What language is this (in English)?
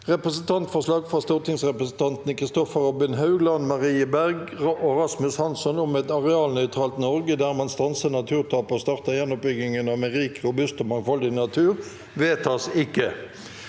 Norwegian